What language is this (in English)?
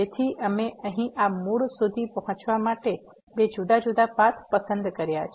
Gujarati